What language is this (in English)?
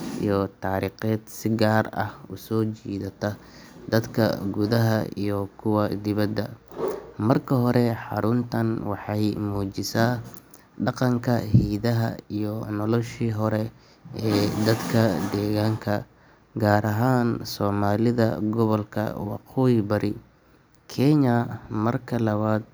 Somali